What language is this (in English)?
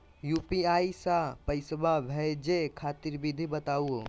Magahi